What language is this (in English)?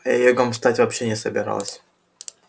Russian